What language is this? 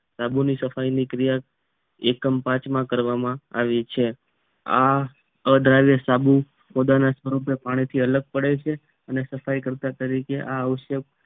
Gujarati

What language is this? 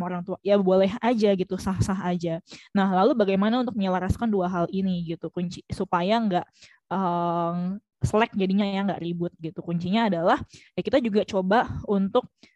Indonesian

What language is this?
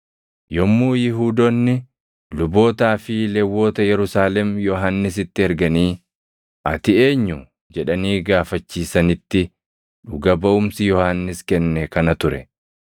Oromo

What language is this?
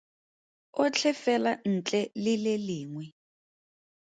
Tswana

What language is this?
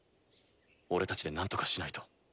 Japanese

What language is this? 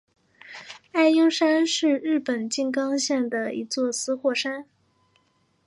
Chinese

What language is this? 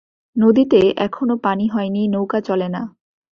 Bangla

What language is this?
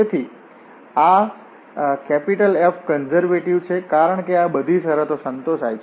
Gujarati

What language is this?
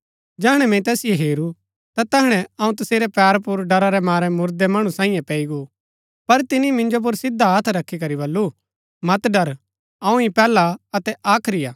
Gaddi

